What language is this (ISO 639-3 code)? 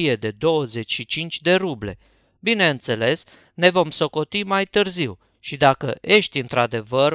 ron